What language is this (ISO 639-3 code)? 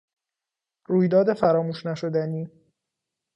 fas